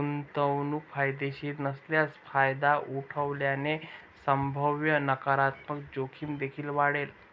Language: Marathi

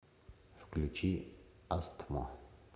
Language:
Russian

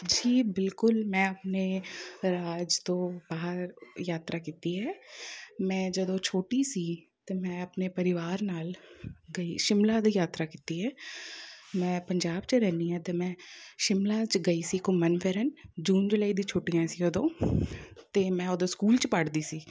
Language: Punjabi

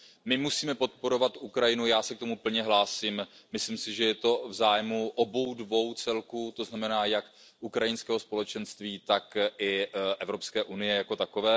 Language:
Czech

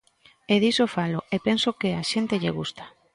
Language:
Galician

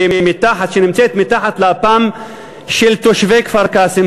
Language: Hebrew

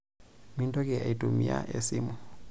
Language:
Masai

